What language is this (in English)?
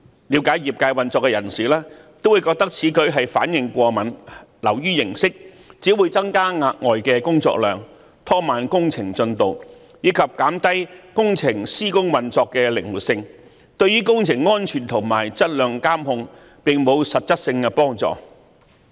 Cantonese